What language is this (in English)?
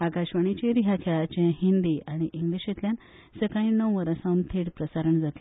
Konkani